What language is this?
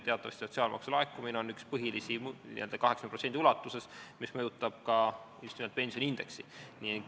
Estonian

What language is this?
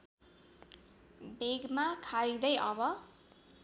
Nepali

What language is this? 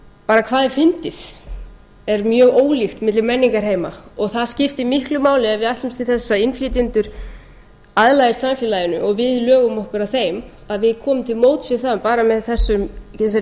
Icelandic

